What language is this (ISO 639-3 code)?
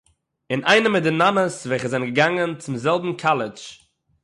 yid